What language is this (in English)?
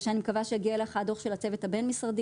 Hebrew